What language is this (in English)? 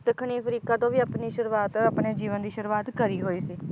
Punjabi